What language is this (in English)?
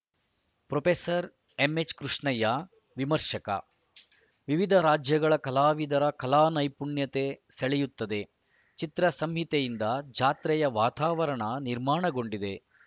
Kannada